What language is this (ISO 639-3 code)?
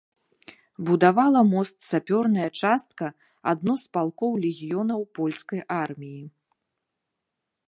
bel